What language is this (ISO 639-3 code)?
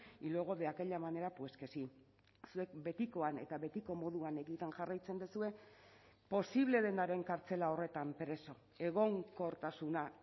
eus